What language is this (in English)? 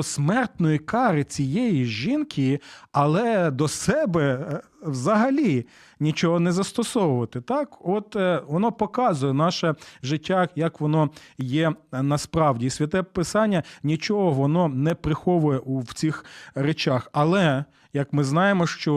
Ukrainian